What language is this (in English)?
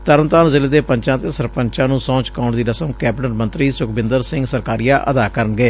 Punjabi